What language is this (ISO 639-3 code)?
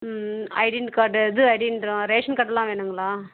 tam